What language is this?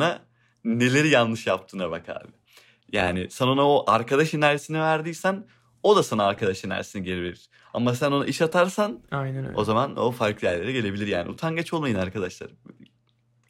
Turkish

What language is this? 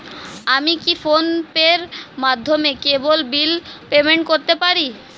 Bangla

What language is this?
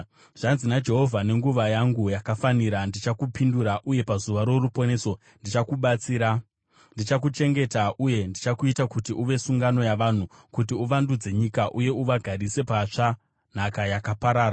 Shona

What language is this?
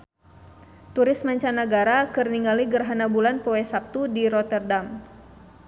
Sundanese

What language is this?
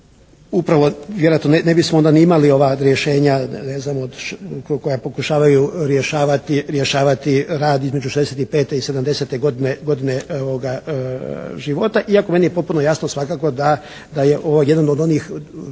Croatian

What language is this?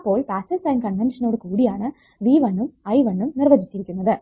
Malayalam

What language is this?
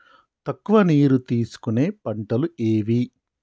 Telugu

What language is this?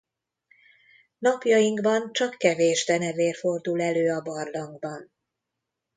Hungarian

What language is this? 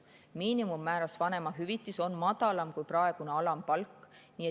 Estonian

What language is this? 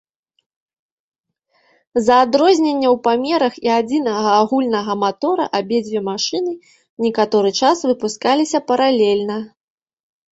Belarusian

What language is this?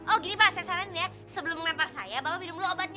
Indonesian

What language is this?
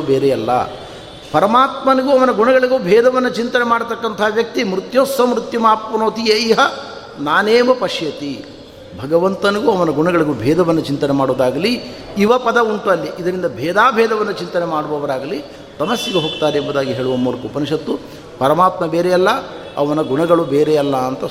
Kannada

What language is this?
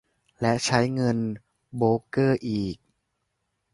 Thai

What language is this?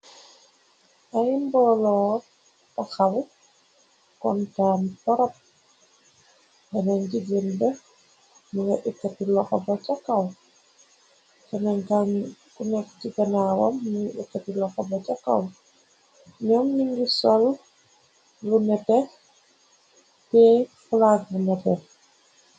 Wolof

